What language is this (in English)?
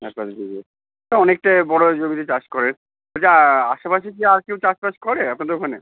Bangla